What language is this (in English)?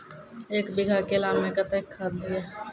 Maithili